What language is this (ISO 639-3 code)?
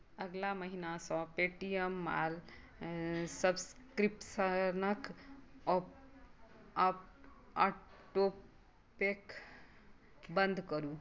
mai